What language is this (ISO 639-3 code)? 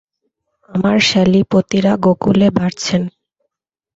ben